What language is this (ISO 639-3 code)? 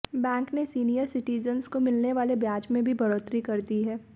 hin